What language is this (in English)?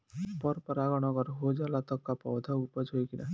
Bhojpuri